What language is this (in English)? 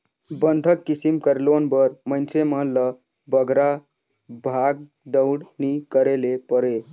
Chhattisgarhi